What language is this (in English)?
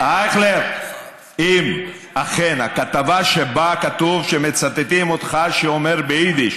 Hebrew